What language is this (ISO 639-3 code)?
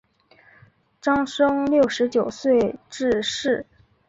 zho